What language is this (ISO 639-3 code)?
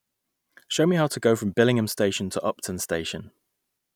eng